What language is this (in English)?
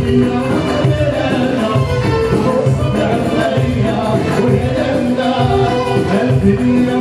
Greek